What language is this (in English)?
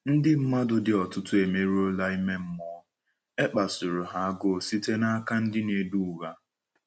Igbo